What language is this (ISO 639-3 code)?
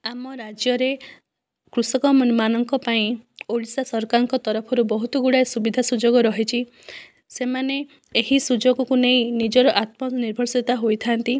ori